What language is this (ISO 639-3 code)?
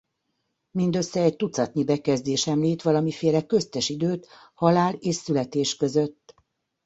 hun